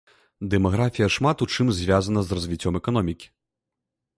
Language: Belarusian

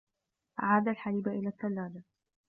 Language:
Arabic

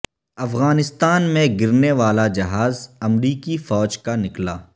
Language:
Urdu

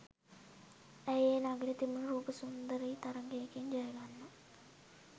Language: Sinhala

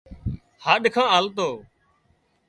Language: Wadiyara Koli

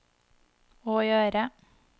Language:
Norwegian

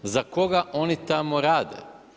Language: Croatian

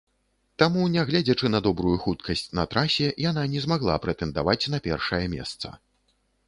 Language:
Belarusian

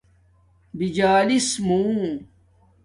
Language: Domaaki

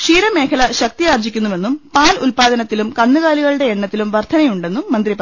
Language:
Malayalam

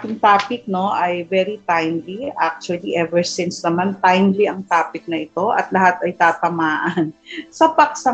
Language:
Filipino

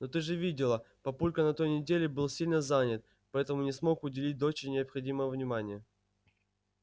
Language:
Russian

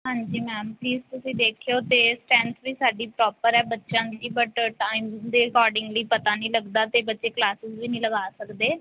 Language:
Punjabi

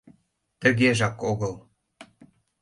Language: Mari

